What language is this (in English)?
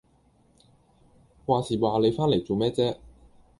Cantonese